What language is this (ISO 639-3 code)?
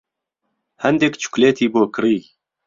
ckb